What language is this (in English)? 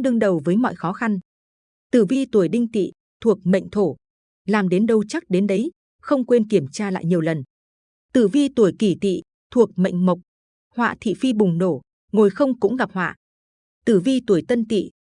Vietnamese